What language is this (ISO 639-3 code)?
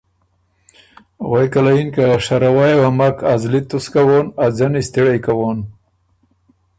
oru